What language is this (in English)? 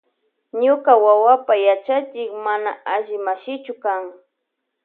Loja Highland Quichua